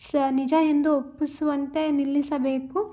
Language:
Kannada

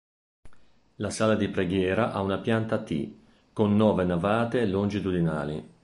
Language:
Italian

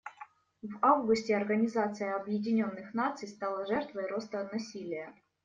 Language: Russian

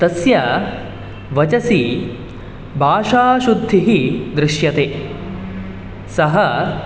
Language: Sanskrit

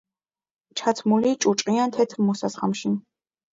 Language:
Georgian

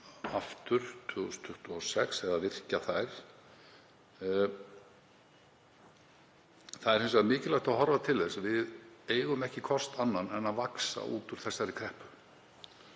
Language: Icelandic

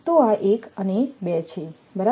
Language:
Gujarati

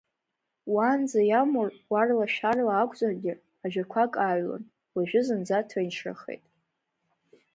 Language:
Abkhazian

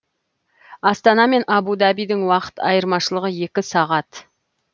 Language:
Kazakh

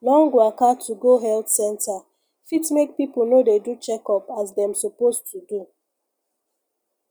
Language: Nigerian Pidgin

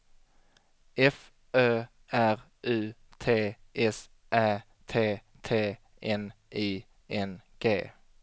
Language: Swedish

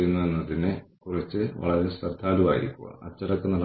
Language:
Malayalam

